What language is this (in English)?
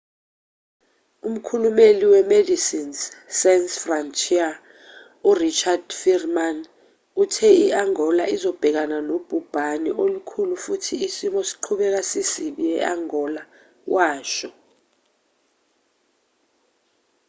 Zulu